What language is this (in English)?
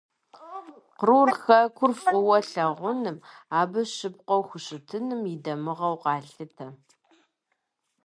Kabardian